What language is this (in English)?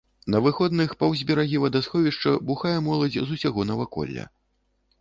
Belarusian